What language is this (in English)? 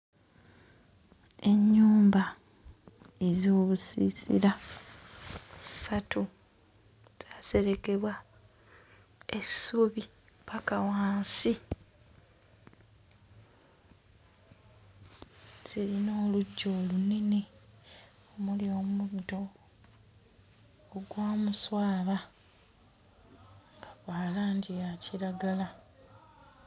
Ganda